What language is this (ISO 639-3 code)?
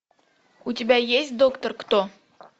rus